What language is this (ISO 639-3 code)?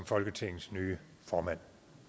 dan